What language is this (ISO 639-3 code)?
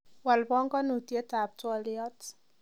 kln